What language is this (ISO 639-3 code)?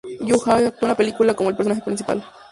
spa